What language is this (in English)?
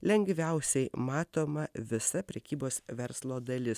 Lithuanian